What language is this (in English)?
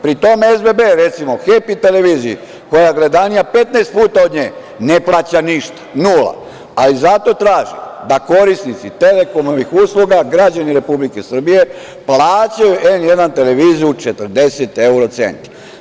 Serbian